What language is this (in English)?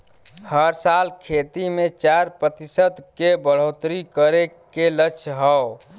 Bhojpuri